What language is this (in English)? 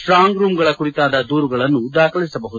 Kannada